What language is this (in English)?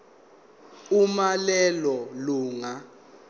Zulu